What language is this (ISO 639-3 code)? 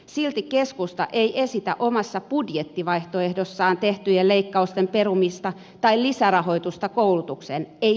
fin